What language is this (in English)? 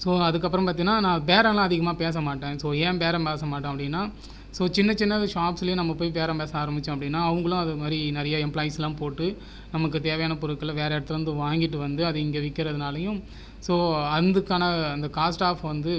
Tamil